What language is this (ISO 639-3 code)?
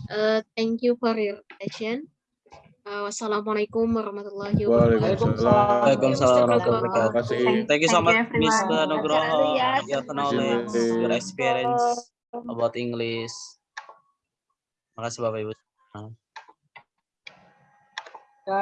ind